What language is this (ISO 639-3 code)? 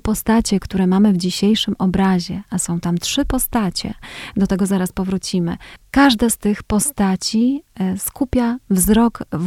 pol